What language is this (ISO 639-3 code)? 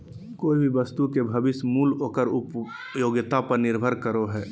mag